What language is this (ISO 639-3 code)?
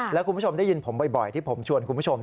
tha